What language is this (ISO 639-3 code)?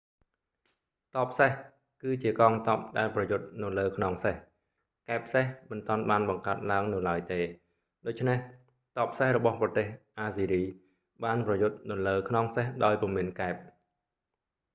khm